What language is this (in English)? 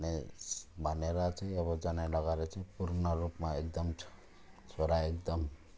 Nepali